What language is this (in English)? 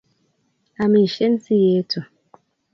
Kalenjin